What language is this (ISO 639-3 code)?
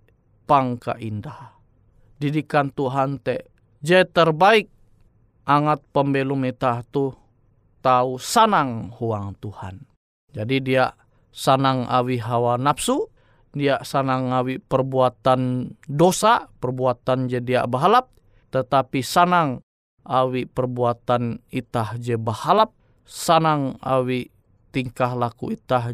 ind